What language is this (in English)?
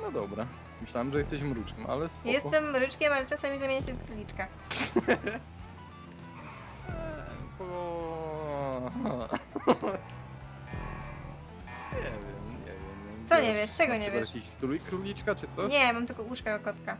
Polish